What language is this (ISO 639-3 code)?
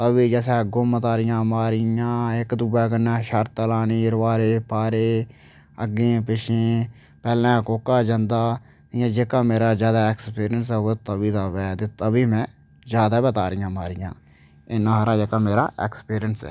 doi